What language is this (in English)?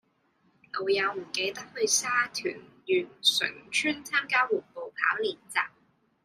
Cantonese